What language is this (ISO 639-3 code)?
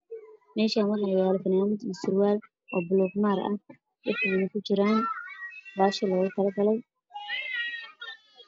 som